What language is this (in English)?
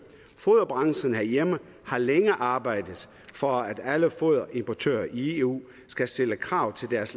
Danish